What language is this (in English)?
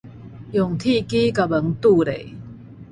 Min Nan Chinese